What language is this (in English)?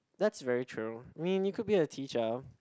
English